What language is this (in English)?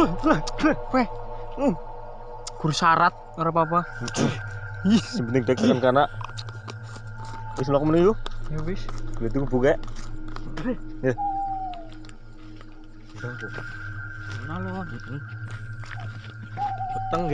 Indonesian